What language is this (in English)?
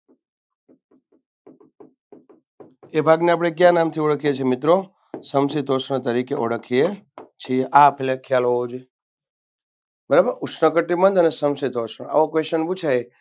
Gujarati